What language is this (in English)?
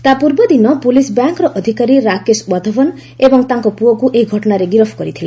Odia